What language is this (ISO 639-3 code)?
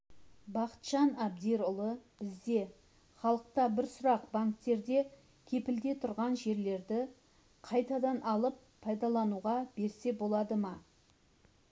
kaz